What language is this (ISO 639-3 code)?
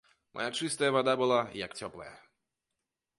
bel